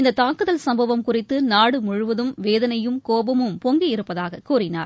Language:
Tamil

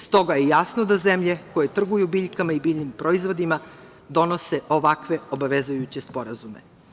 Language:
Serbian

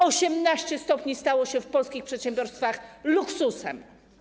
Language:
Polish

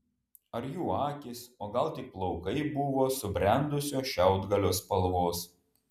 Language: Lithuanian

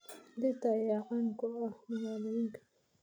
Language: Somali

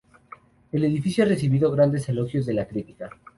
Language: Spanish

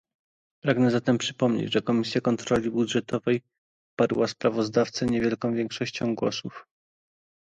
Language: Polish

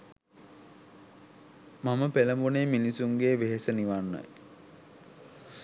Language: Sinhala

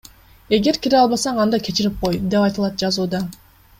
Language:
Kyrgyz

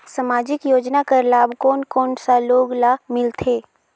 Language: Chhattisgarhi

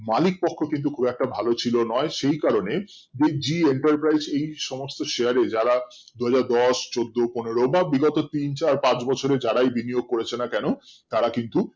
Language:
Bangla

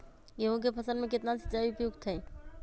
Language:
Magahi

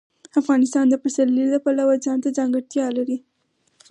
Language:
Pashto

